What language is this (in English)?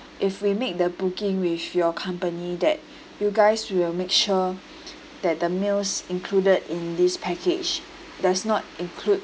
English